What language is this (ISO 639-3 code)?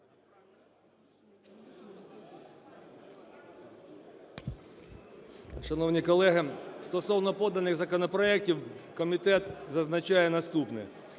ukr